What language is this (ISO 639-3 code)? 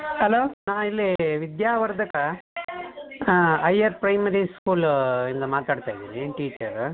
kan